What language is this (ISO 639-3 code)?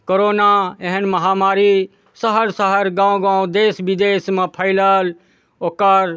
mai